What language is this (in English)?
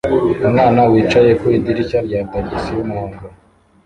Kinyarwanda